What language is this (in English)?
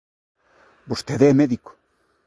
Galician